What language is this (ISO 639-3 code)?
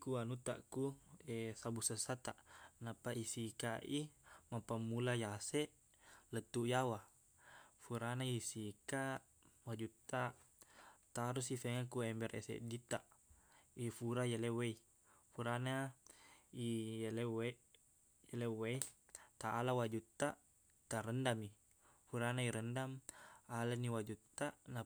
bug